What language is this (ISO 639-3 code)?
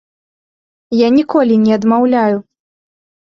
bel